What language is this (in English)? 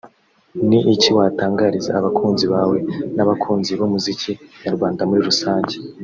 Kinyarwanda